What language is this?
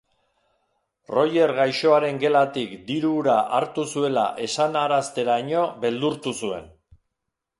Basque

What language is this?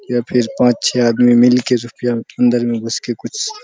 Hindi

